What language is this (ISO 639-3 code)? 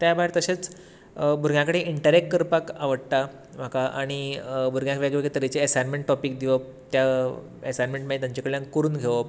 kok